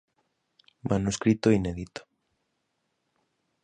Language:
Galician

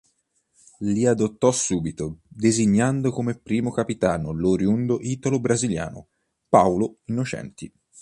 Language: Italian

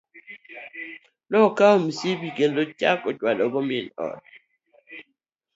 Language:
Luo (Kenya and Tanzania)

